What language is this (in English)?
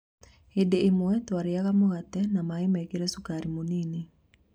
Kikuyu